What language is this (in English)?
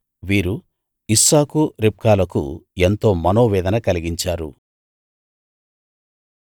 Telugu